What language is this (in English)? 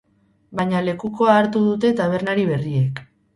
Basque